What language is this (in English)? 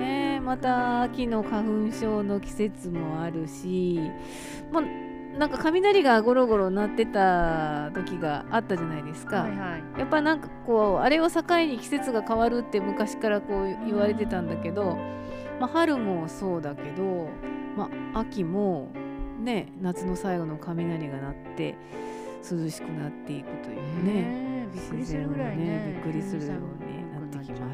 Japanese